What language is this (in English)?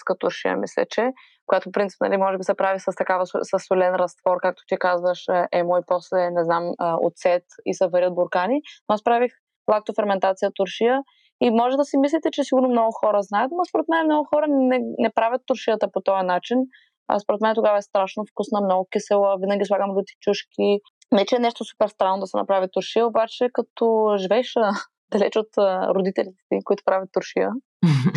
Bulgarian